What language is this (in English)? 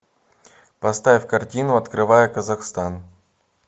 Russian